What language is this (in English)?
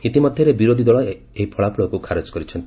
Odia